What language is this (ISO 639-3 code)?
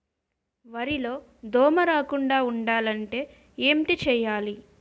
tel